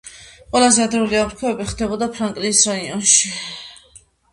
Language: Georgian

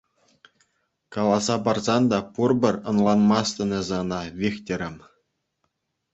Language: Chuvash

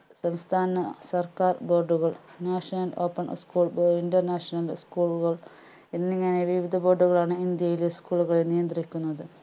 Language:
Malayalam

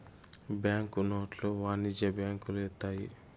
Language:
Telugu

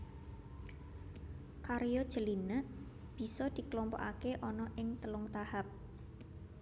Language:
Javanese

